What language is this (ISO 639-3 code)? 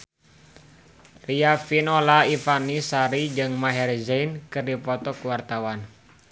sun